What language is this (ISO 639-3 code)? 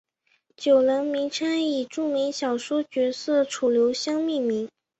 zho